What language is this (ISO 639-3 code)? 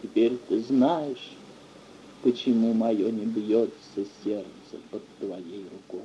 rus